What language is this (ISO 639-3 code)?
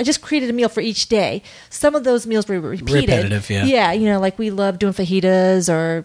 eng